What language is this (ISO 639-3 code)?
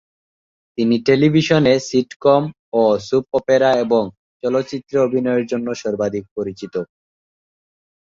ben